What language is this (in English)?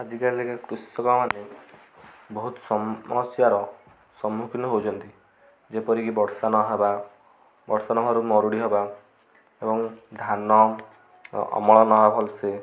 Odia